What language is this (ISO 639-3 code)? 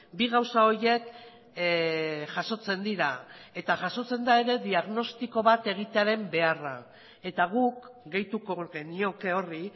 eus